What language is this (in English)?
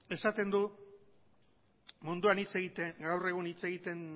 Basque